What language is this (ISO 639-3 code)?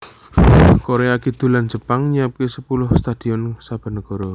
jav